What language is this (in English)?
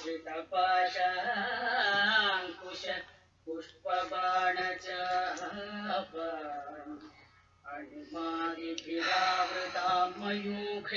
Kannada